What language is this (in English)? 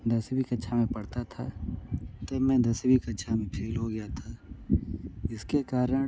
Hindi